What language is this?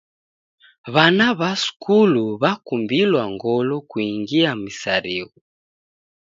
Taita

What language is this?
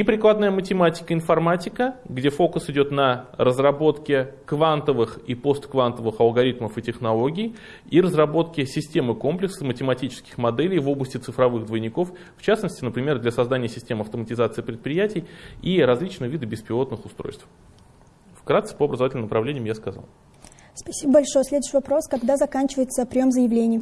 Russian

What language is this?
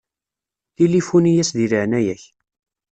Kabyle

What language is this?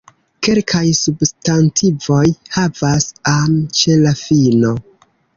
Esperanto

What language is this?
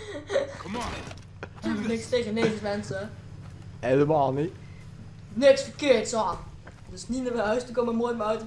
Dutch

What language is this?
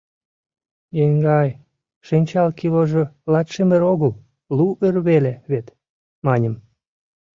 Mari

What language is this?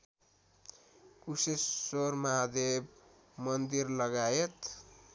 Nepali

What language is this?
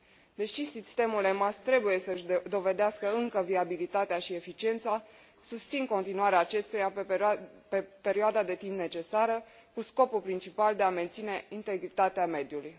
Romanian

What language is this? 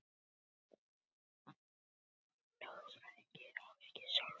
Icelandic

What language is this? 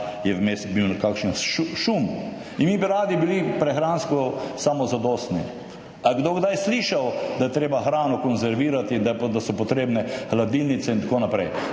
Slovenian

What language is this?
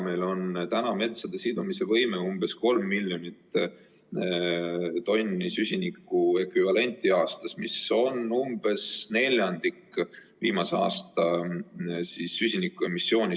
Estonian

